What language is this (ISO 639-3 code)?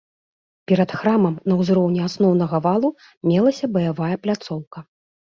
bel